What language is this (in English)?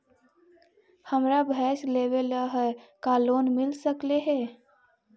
Magahi